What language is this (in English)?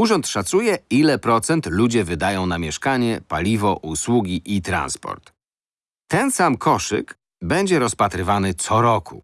Polish